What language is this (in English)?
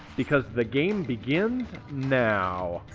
English